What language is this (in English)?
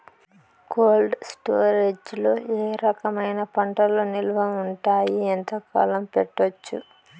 Telugu